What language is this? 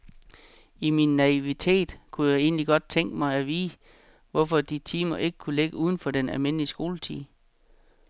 Danish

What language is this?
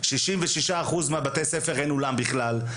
Hebrew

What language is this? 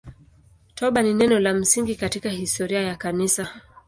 Swahili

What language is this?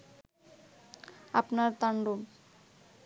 Bangla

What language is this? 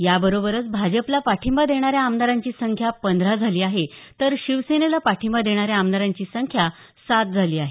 Marathi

